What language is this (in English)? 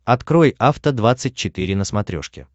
Russian